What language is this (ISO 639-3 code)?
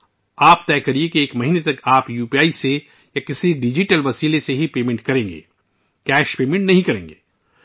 urd